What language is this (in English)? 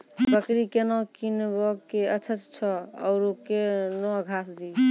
Maithili